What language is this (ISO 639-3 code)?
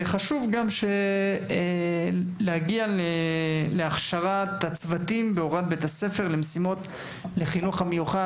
heb